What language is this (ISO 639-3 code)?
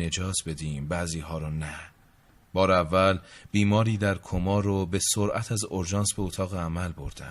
fas